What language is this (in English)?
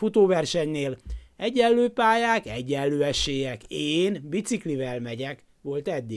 Hungarian